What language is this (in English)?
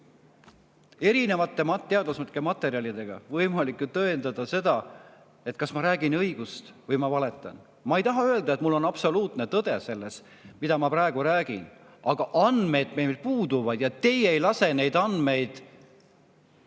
Estonian